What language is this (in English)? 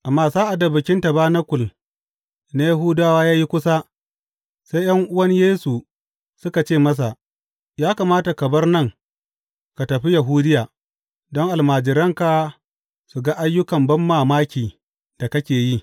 Hausa